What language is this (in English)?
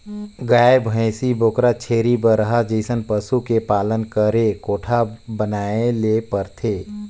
Chhattisgarhi